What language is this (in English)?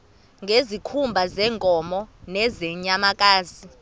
Xhosa